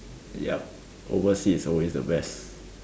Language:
English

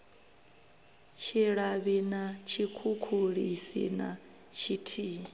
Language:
Venda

